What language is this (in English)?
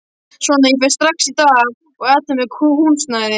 Icelandic